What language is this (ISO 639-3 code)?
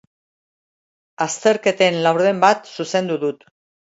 eus